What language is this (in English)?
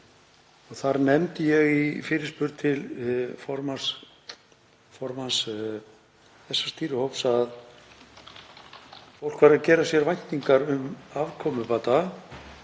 Icelandic